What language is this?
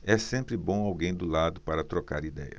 Portuguese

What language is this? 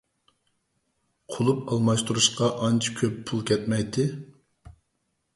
Uyghur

